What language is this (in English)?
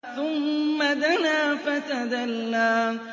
Arabic